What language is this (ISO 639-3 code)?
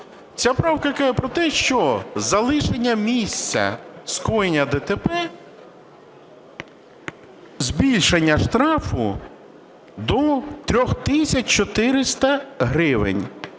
ukr